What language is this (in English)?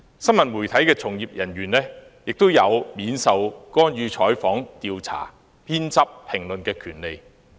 Cantonese